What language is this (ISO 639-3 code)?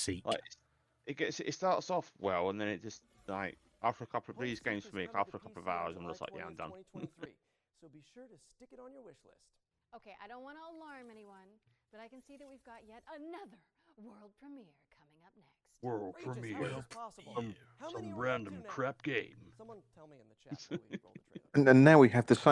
eng